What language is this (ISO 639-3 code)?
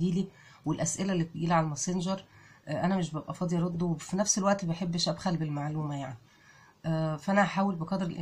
ara